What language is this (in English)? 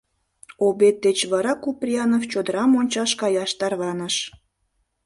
Mari